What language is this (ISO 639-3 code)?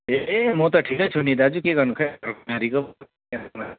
nep